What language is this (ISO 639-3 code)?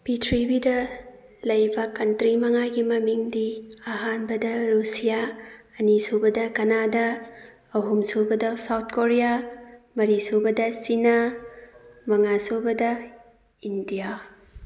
mni